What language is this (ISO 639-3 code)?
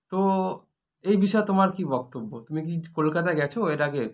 ben